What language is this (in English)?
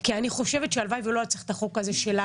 Hebrew